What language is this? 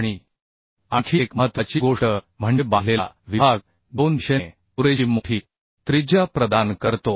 Marathi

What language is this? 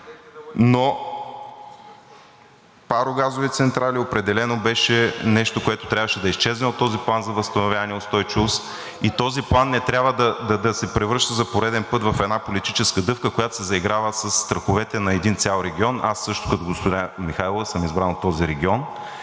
Bulgarian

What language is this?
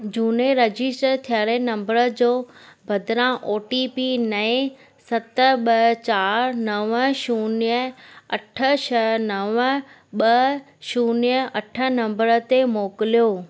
Sindhi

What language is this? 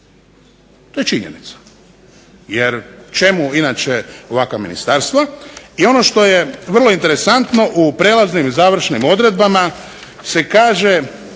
Croatian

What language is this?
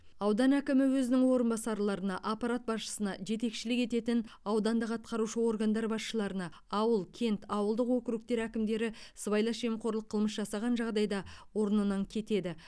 Kazakh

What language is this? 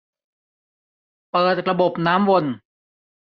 Thai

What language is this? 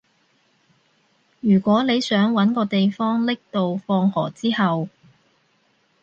Cantonese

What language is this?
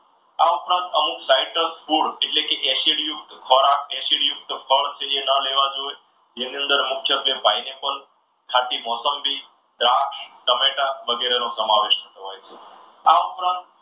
Gujarati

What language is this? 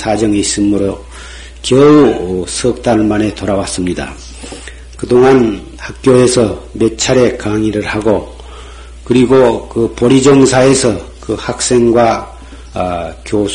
Korean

